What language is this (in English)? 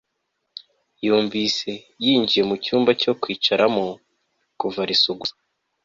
Kinyarwanda